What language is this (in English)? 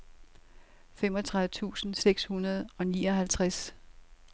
Danish